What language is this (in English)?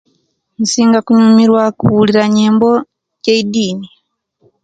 Kenyi